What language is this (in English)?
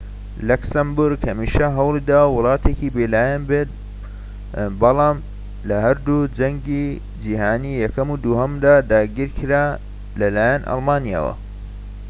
Central Kurdish